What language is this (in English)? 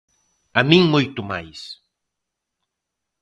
Galician